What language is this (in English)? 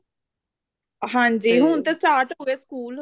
Punjabi